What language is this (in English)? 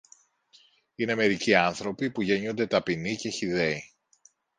Greek